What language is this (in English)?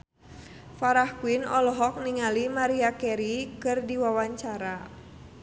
Sundanese